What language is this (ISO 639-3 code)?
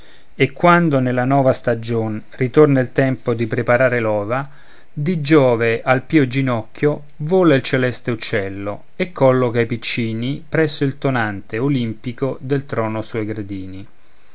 ita